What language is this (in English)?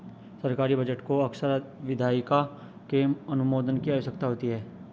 Hindi